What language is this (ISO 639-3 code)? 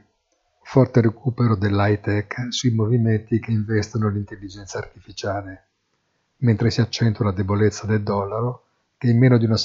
ita